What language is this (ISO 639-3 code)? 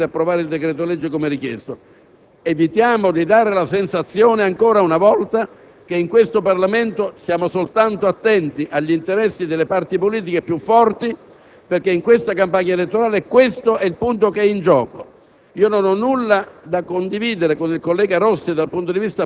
ita